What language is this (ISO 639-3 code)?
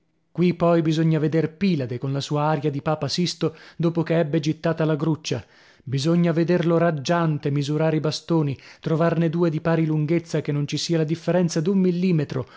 ita